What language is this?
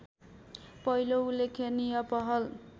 Nepali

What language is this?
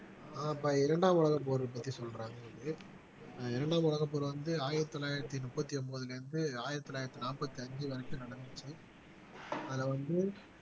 Tamil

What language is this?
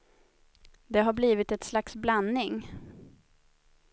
Swedish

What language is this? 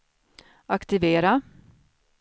Swedish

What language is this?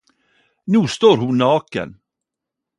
Norwegian Nynorsk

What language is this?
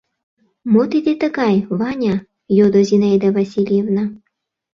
Mari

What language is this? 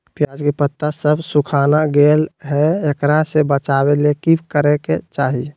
Magahi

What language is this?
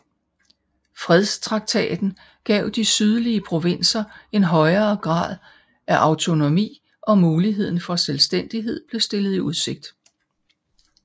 Danish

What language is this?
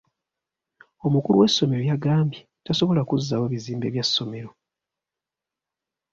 Ganda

